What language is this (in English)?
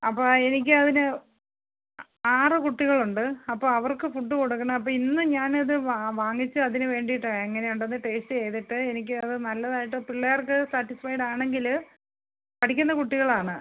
Malayalam